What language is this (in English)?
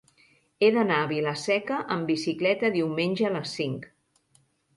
Catalan